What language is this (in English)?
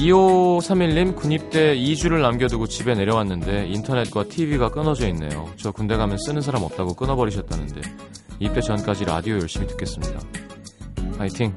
Korean